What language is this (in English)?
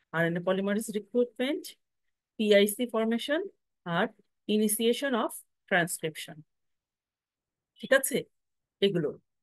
Bangla